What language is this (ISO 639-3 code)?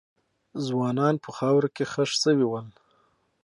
pus